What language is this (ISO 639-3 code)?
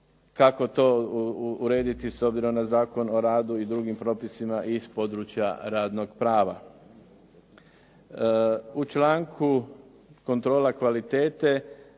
hrv